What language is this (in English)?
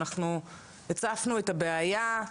Hebrew